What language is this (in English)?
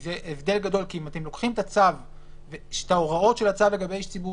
Hebrew